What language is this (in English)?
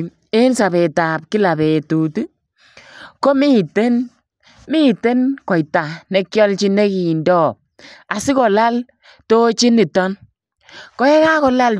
Kalenjin